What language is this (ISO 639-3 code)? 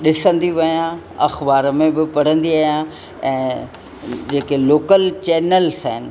snd